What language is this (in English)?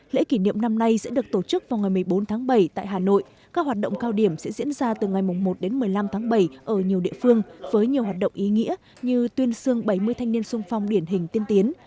Vietnamese